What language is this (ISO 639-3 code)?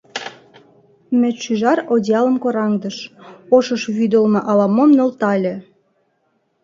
chm